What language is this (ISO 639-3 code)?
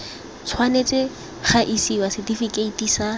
tsn